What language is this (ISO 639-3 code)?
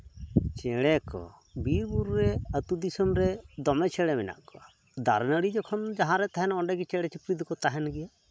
sat